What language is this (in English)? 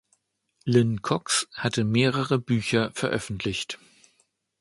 German